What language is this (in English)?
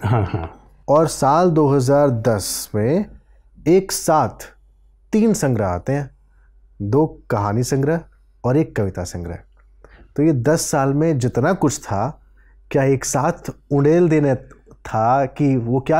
Hindi